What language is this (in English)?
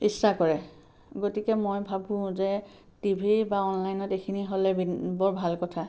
Assamese